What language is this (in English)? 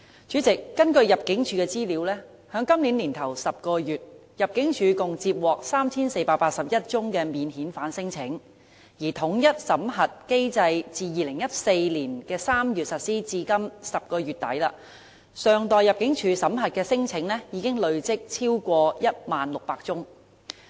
Cantonese